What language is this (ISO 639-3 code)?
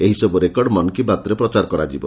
ori